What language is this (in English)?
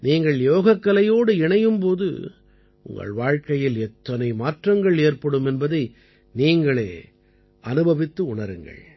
Tamil